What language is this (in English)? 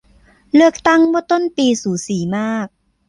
Thai